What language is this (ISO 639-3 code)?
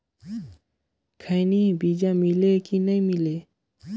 hne